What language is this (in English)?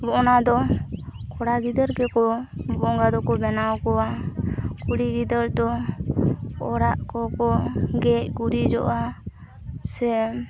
Santali